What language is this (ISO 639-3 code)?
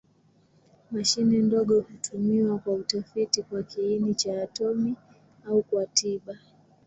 swa